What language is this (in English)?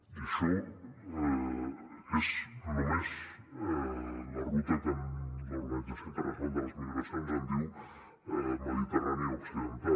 Catalan